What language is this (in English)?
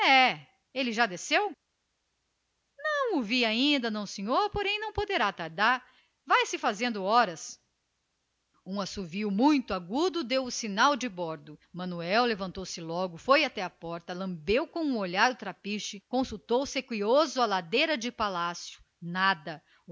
Portuguese